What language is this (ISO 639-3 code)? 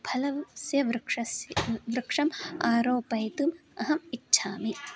san